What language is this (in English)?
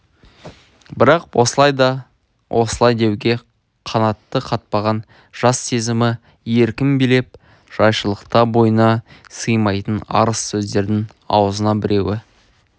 Kazakh